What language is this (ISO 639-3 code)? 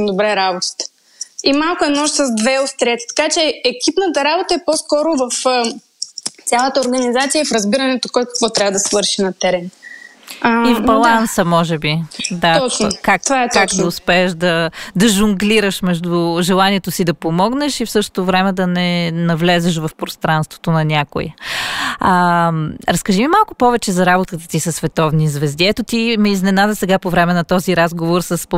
bul